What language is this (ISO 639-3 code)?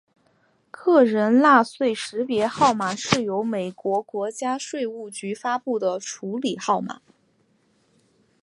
zho